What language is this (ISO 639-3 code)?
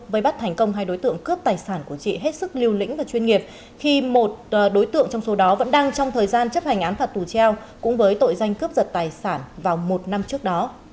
vie